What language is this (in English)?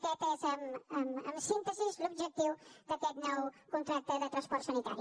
Catalan